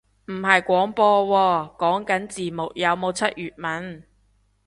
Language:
Cantonese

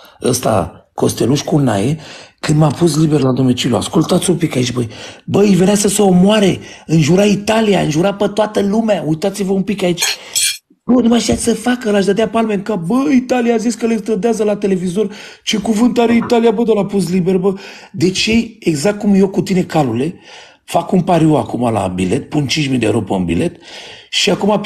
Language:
Romanian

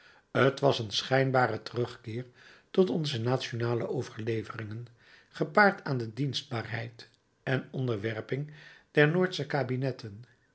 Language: Dutch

